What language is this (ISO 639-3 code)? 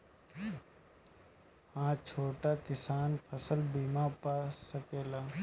bho